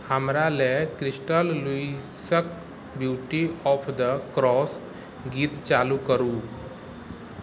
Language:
Maithili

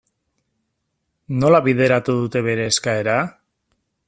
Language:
Basque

